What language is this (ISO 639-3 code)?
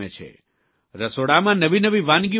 guj